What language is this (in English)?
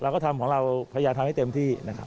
Thai